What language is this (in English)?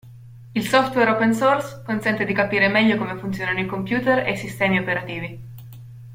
Italian